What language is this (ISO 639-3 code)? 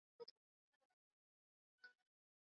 swa